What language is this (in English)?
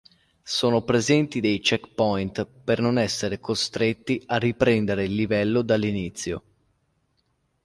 Italian